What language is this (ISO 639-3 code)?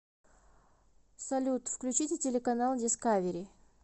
rus